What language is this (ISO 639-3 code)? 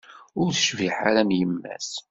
kab